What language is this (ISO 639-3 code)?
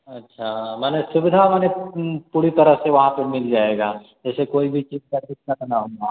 hin